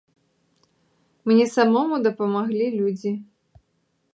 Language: Belarusian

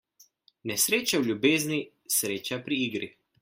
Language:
Slovenian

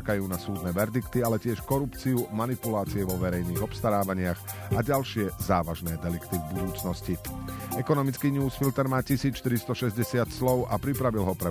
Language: Slovak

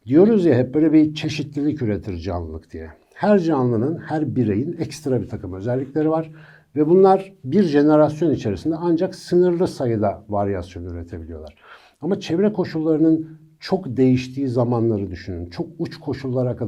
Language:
Turkish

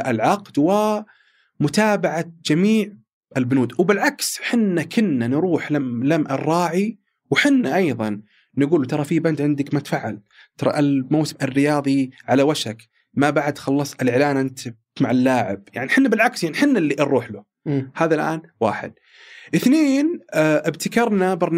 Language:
Arabic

